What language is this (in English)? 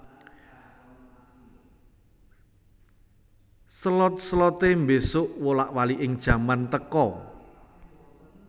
Javanese